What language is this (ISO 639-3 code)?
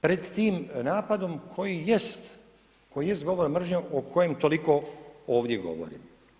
hrv